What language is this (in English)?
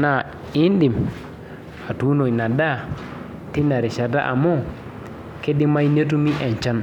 Masai